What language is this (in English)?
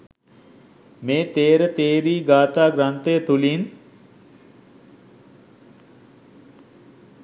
Sinhala